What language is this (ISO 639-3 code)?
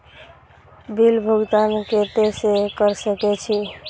mai